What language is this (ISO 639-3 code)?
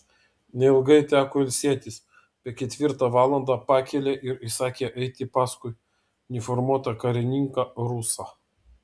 lit